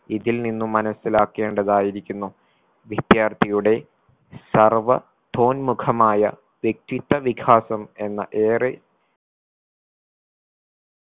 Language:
Malayalam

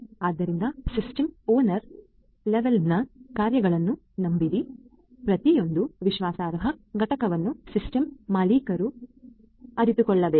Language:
Kannada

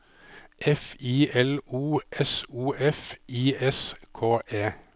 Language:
Norwegian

